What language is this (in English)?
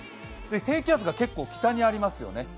Japanese